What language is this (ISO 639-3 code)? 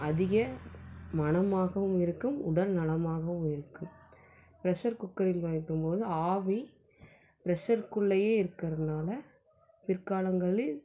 tam